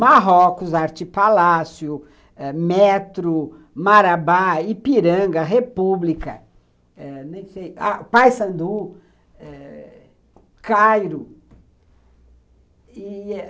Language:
Portuguese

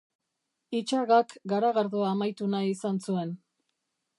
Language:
Basque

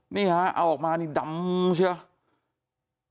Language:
Thai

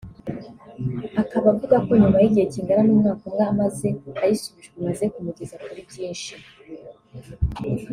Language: Kinyarwanda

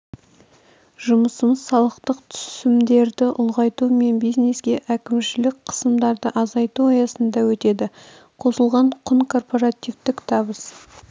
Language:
Kazakh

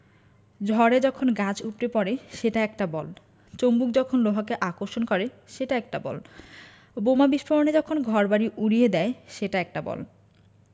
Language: Bangla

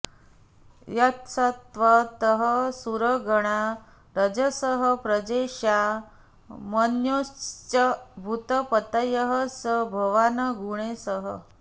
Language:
Sanskrit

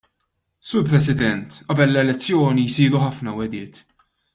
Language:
Maltese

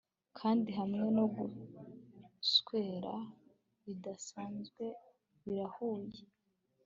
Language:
Kinyarwanda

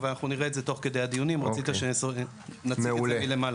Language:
Hebrew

